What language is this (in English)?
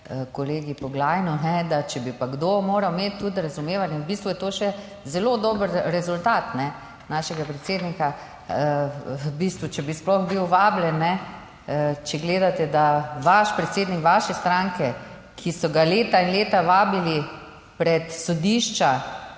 Slovenian